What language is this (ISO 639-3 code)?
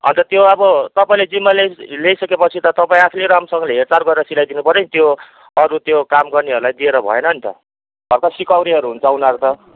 nep